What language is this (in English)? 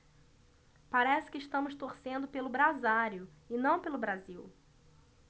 Portuguese